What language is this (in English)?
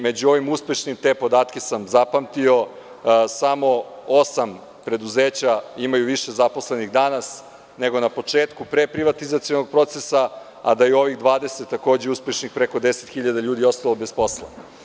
Serbian